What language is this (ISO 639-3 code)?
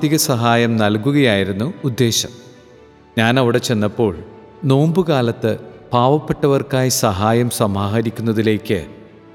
mal